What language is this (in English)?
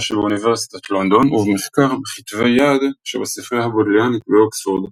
Hebrew